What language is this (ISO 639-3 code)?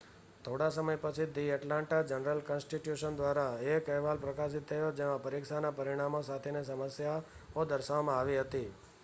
guj